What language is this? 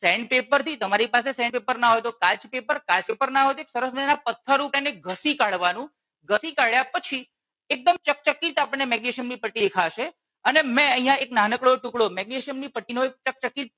Gujarati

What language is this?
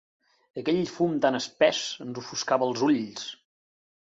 Catalan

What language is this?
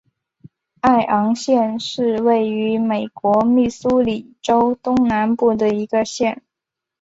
Chinese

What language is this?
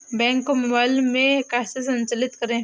Hindi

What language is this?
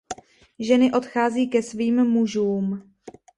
Czech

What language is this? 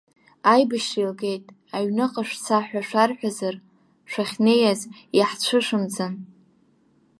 Abkhazian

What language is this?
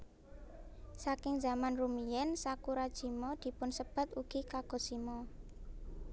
Javanese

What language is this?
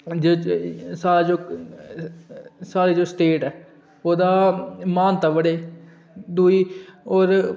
Dogri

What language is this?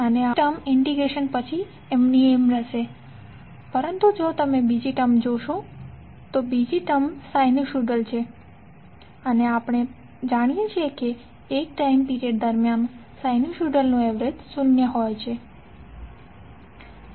Gujarati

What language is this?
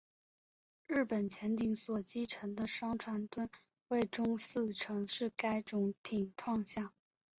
Chinese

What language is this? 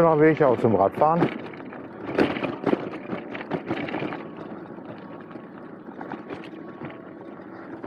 German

